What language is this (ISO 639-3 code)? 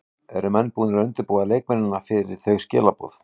isl